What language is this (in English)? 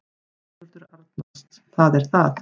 Icelandic